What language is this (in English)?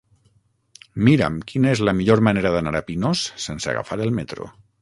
Catalan